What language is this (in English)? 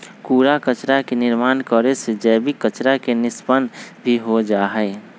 Magahi